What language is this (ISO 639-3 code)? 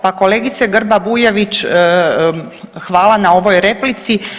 hrv